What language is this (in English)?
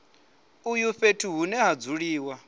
Venda